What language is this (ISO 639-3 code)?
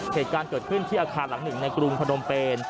tha